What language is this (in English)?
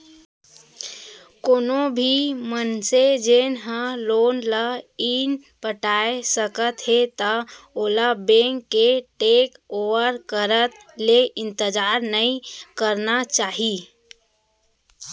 Chhattisgarhi